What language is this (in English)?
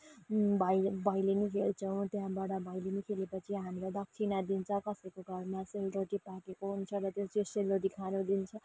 Nepali